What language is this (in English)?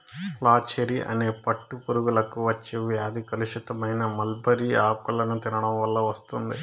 Telugu